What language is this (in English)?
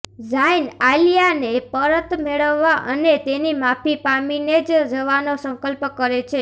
Gujarati